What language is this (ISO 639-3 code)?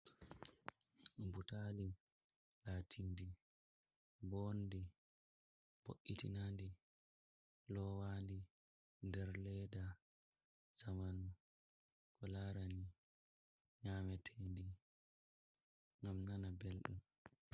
ful